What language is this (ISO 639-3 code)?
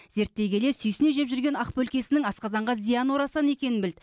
kaz